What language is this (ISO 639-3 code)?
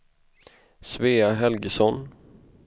swe